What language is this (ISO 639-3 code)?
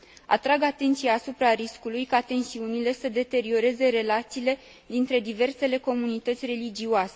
ron